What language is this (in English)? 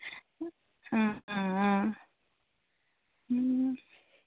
Assamese